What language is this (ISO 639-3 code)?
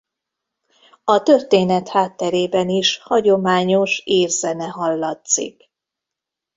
hun